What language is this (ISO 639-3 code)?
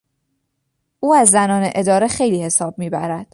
fas